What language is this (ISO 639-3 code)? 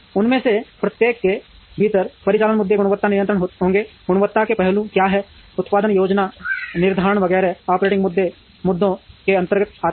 hin